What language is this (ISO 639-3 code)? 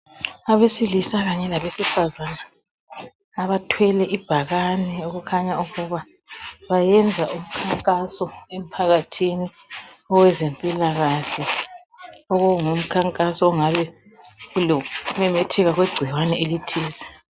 nde